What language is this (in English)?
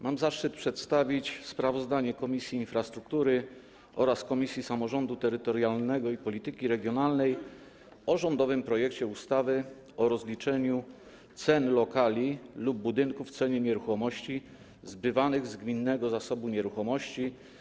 Polish